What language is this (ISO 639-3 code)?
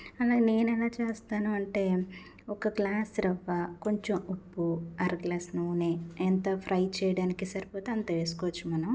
tel